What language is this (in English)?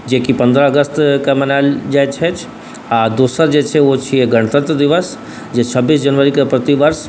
Maithili